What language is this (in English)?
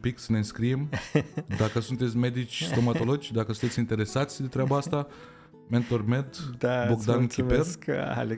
Romanian